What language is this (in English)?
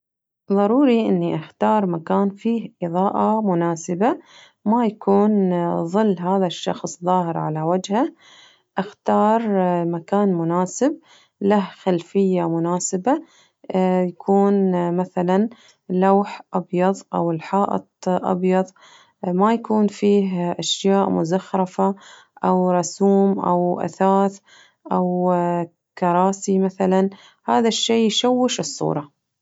Najdi Arabic